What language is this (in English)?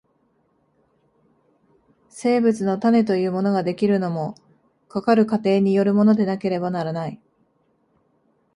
Japanese